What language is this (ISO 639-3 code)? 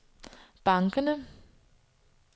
dan